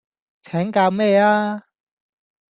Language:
Cantonese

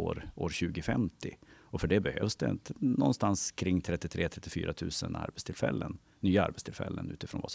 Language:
Swedish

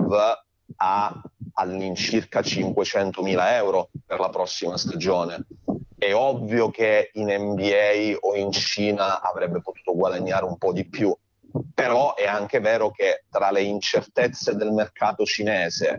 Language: Italian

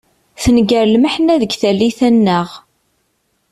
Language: Kabyle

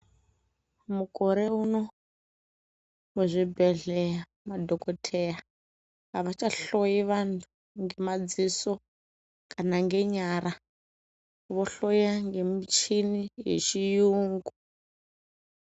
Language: Ndau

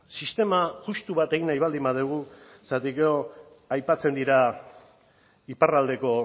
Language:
Basque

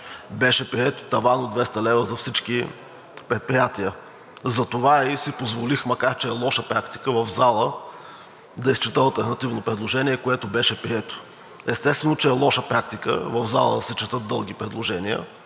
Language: Bulgarian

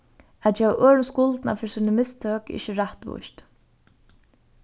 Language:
Faroese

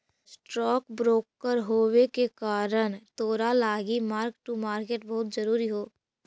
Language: Magahi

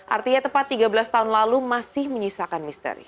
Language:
Indonesian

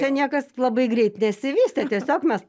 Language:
Lithuanian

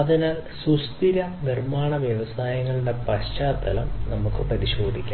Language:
Malayalam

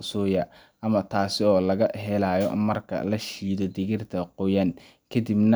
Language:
Somali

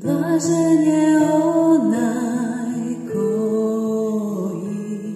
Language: Romanian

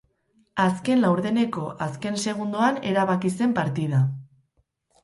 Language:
Basque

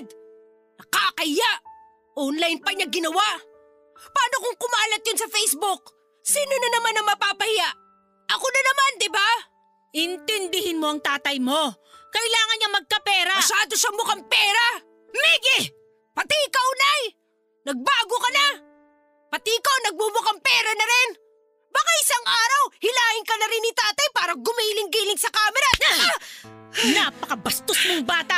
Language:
Filipino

